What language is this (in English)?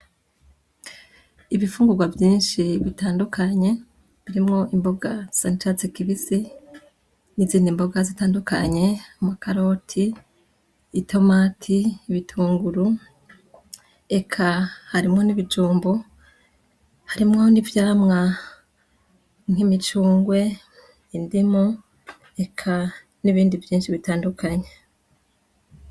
Rundi